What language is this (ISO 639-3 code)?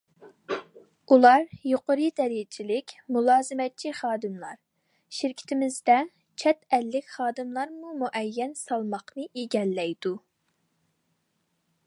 uig